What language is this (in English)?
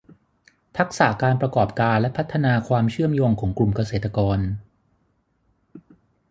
Thai